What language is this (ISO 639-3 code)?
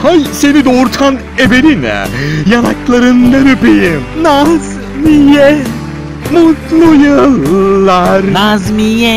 ron